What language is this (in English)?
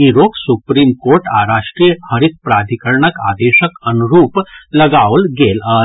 Maithili